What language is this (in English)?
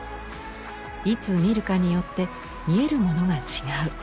Japanese